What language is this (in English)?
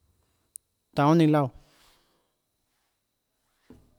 Tlacoatzintepec Chinantec